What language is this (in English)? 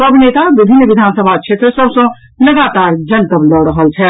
Maithili